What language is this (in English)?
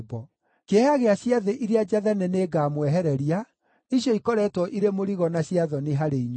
Kikuyu